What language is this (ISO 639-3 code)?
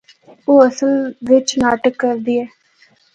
hno